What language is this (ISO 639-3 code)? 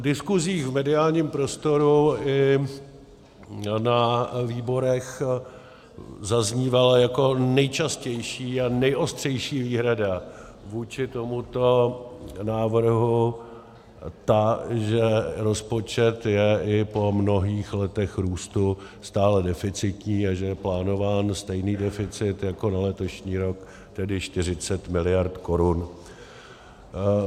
ces